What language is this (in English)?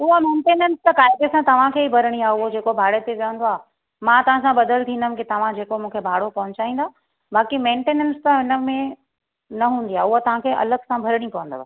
Sindhi